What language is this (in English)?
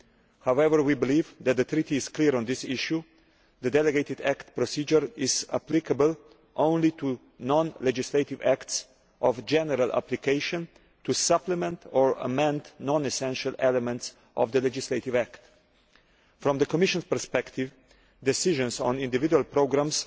English